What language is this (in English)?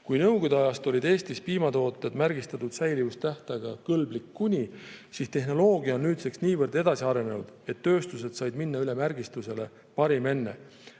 Estonian